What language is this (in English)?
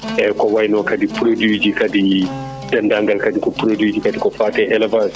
Fula